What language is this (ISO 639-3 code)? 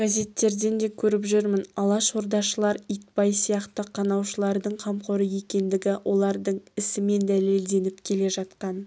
kaz